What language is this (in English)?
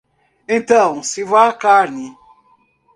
Portuguese